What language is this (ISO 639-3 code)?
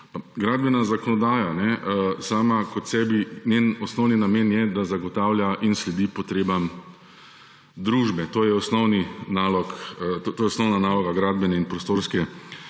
slv